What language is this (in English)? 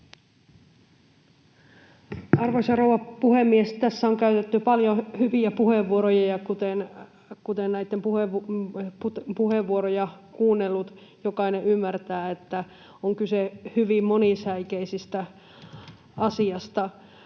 Finnish